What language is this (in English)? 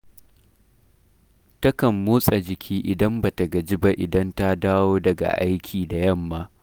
Hausa